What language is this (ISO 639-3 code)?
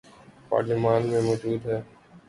urd